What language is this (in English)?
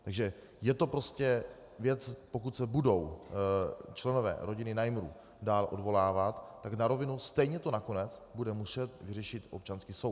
Czech